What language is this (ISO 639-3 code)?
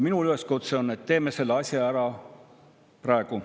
est